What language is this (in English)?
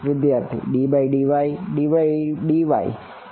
Gujarati